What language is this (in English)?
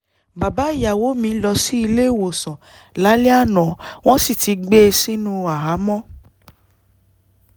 Yoruba